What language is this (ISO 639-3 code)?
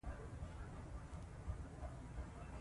pus